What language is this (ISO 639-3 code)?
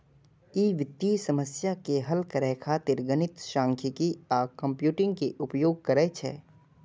mai